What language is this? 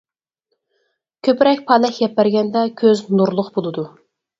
Uyghur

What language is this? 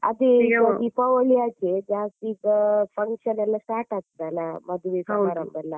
Kannada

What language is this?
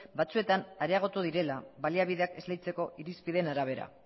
Basque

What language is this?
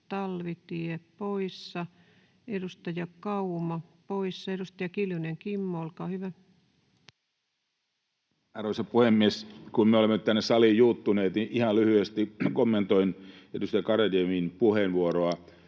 Finnish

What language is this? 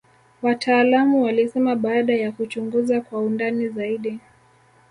Swahili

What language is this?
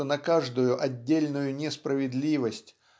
Russian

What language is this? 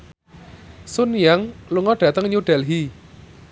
Javanese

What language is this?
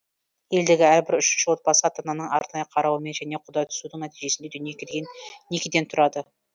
Kazakh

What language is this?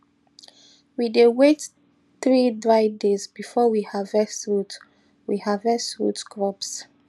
Nigerian Pidgin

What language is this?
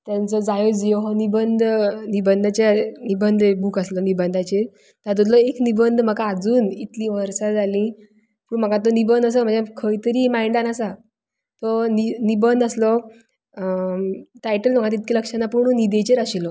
Konkani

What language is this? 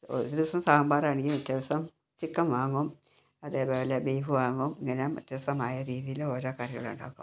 Malayalam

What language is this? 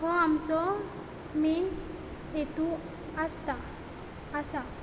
Konkani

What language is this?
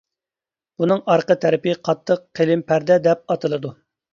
Uyghur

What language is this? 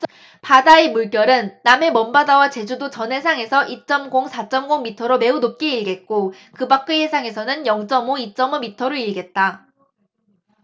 Korean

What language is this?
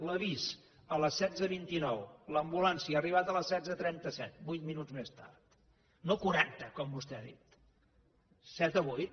Catalan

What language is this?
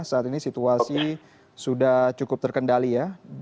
Indonesian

